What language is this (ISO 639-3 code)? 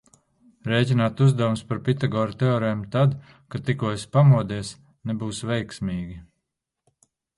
lav